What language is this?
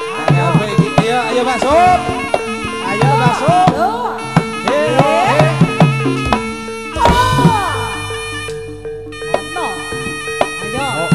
Indonesian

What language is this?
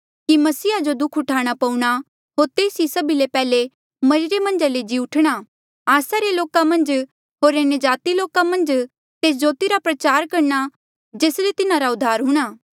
Mandeali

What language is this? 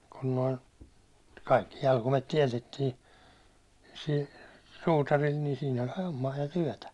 Finnish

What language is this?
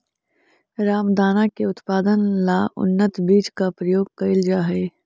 Magahi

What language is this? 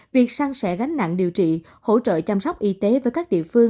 Vietnamese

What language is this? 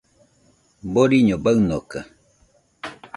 Nüpode Huitoto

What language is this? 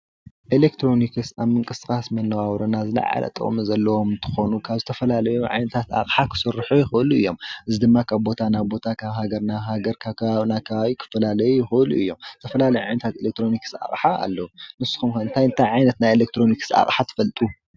Tigrinya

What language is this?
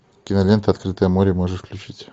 Russian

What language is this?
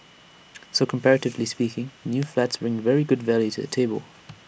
English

